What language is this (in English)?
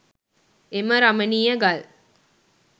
Sinhala